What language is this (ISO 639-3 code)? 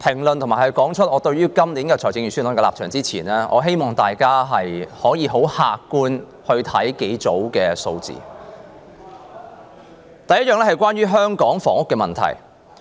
yue